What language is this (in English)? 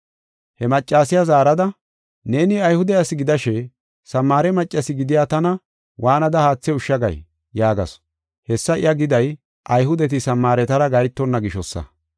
Gofa